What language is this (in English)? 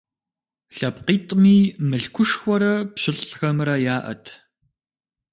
Kabardian